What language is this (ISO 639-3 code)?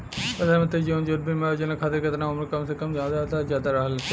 bho